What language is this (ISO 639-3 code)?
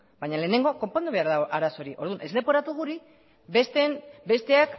eus